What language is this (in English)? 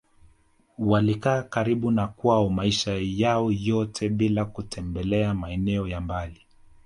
Swahili